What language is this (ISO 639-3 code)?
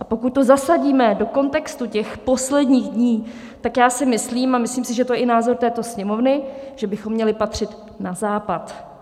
ces